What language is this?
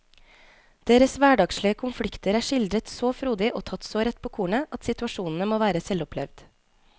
Norwegian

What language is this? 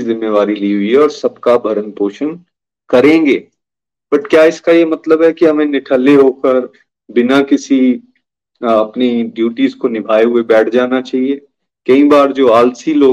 Hindi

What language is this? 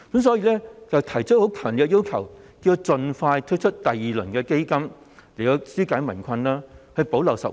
Cantonese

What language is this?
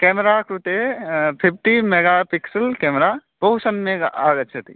Sanskrit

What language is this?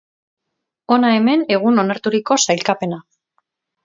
Basque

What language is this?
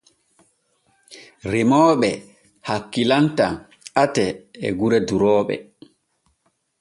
Borgu Fulfulde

